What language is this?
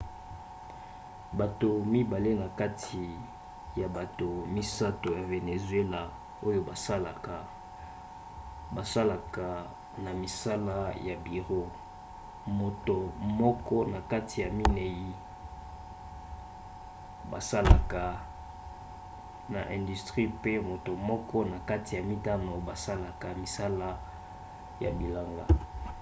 Lingala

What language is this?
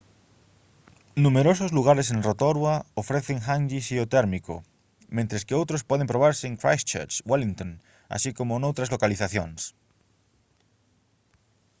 Galician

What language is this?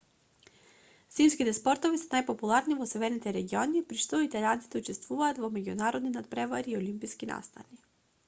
Macedonian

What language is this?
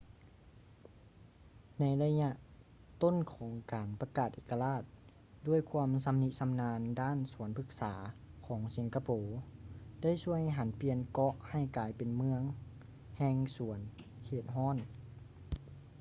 Lao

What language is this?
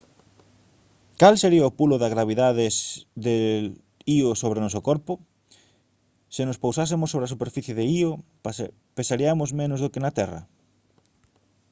Galician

